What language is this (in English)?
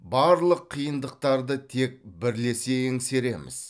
Kazakh